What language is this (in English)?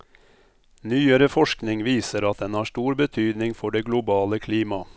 Norwegian